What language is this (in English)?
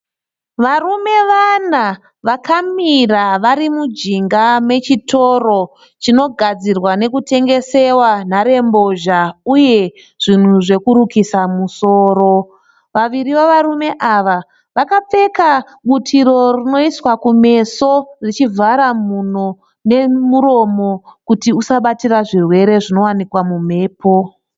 Shona